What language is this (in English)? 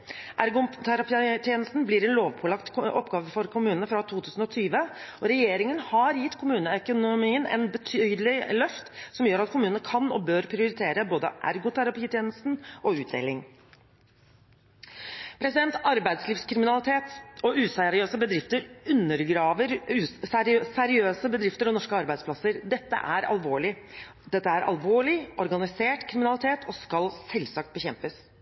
Norwegian Bokmål